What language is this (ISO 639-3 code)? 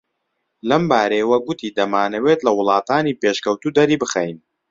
ckb